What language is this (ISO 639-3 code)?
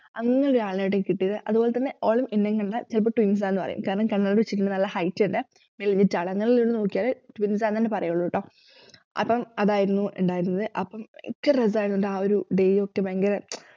mal